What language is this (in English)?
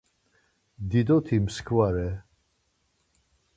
Laz